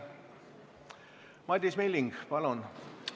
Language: Estonian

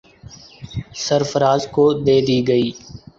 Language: Urdu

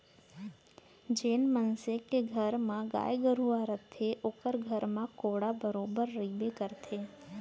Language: Chhattisgarhi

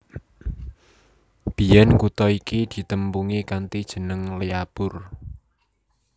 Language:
Javanese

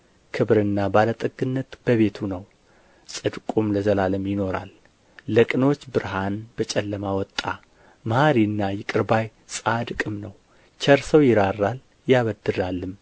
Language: Amharic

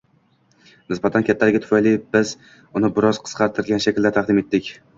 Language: Uzbek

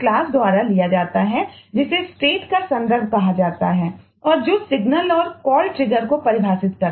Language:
Hindi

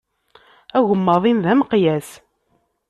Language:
Kabyle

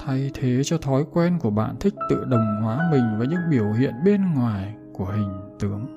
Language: Vietnamese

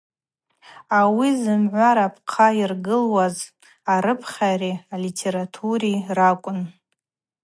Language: Abaza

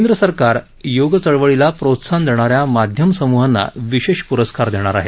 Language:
Marathi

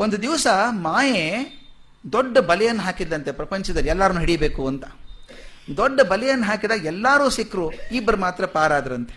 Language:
Kannada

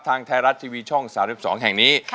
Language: Thai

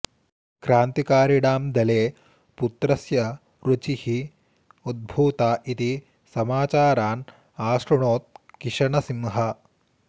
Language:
Sanskrit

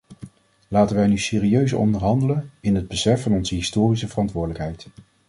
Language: Dutch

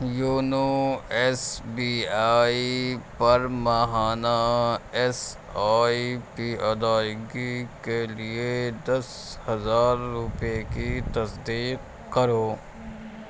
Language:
Urdu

